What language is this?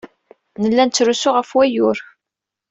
Kabyle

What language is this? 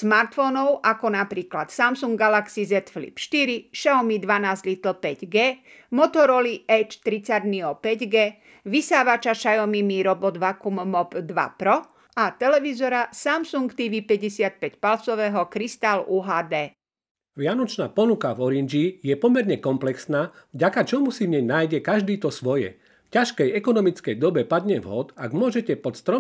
Slovak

